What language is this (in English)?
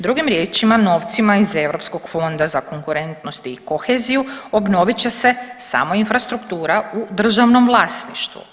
Croatian